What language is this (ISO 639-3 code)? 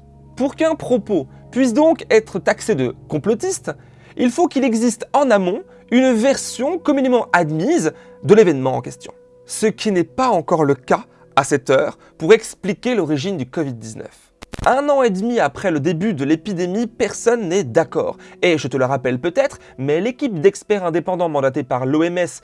fra